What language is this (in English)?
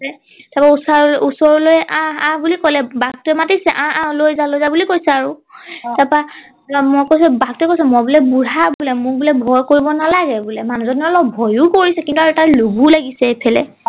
Assamese